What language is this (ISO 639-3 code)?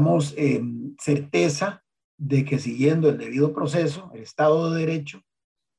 spa